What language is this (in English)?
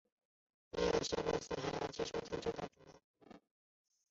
Chinese